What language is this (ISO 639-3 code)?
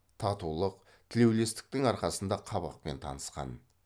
kaz